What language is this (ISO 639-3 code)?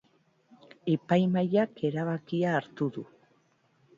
eus